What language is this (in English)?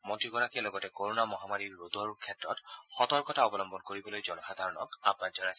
Assamese